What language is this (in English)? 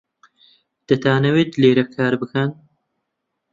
Central Kurdish